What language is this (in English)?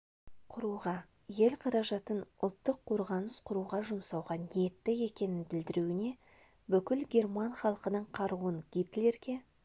Kazakh